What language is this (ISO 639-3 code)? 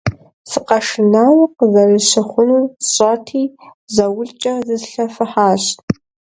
kbd